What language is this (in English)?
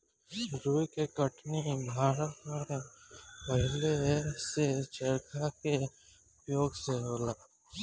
Bhojpuri